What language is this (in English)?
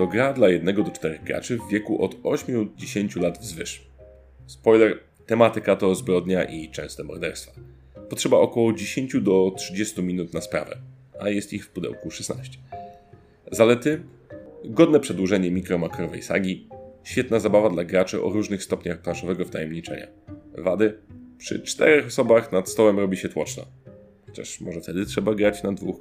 Polish